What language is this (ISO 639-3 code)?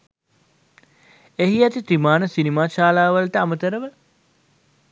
sin